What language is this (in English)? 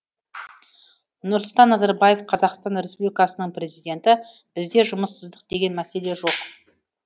Kazakh